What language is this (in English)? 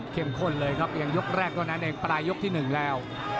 Thai